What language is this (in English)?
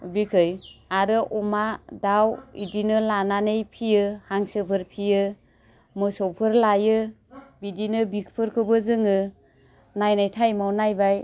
Bodo